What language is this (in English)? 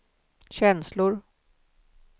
Swedish